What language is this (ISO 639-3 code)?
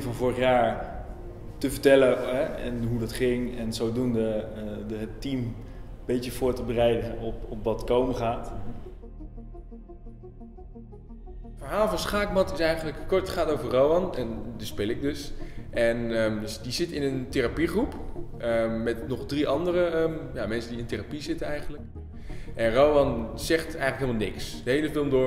nld